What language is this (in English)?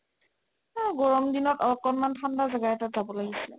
Assamese